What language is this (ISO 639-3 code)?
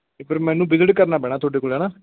pan